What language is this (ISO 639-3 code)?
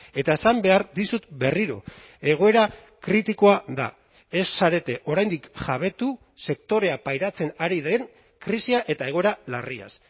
eus